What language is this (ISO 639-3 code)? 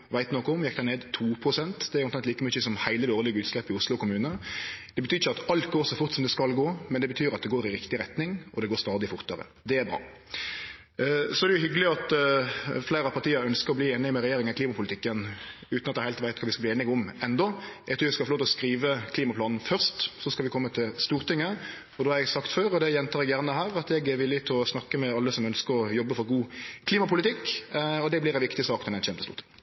nor